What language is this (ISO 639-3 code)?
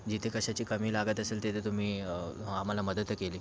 mar